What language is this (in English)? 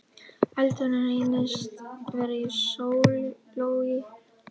Icelandic